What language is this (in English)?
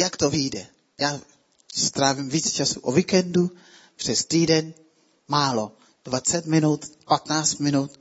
Czech